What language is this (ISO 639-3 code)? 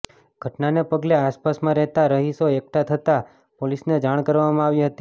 guj